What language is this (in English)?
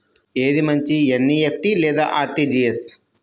Telugu